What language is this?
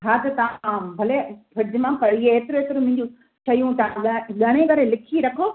Sindhi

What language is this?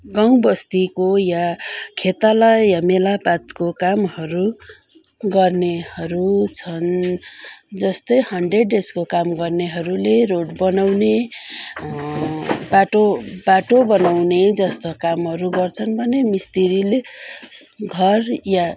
Nepali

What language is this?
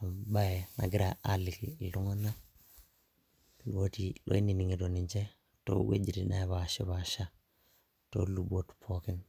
Masai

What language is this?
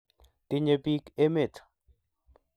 Kalenjin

